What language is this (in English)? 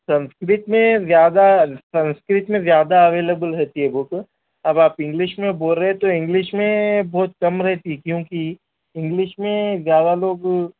Urdu